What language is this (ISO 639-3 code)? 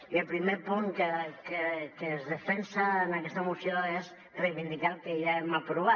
cat